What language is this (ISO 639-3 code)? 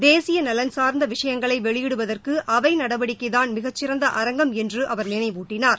tam